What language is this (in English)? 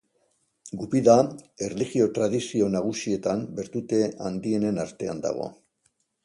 Basque